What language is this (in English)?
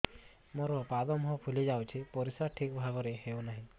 Odia